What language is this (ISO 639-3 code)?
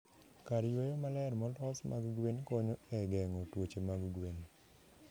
luo